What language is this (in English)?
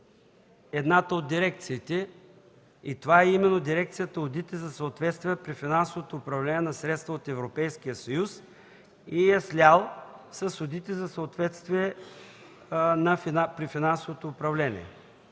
Bulgarian